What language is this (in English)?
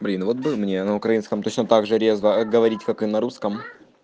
Russian